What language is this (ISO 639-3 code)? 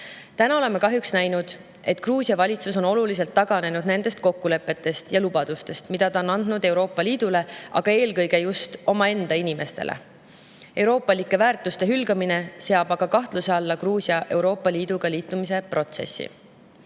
est